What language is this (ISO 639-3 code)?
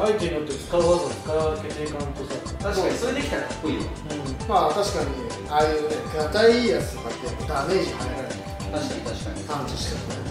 jpn